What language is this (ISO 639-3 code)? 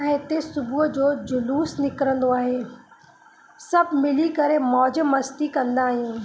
snd